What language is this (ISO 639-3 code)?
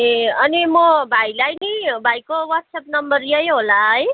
nep